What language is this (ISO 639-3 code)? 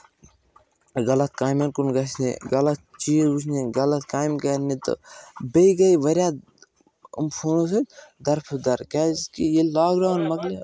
kas